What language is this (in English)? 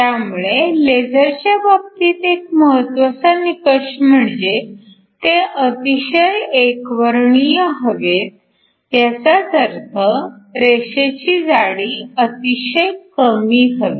Marathi